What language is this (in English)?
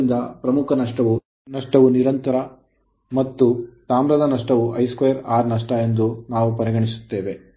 Kannada